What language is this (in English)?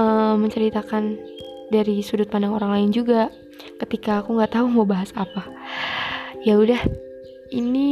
Indonesian